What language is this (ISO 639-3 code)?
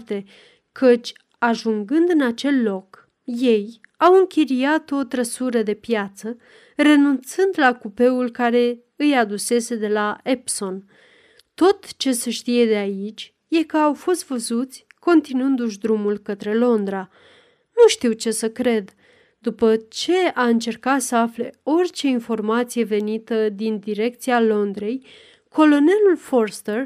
ron